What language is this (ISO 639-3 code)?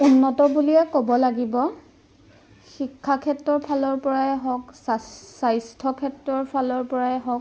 asm